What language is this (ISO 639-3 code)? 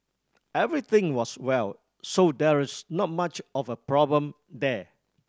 eng